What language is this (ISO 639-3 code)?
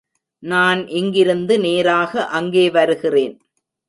tam